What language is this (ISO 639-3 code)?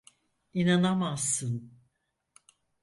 tur